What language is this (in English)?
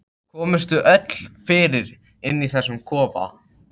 Icelandic